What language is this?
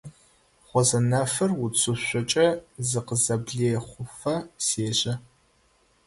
Adyghe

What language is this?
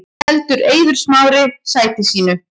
Icelandic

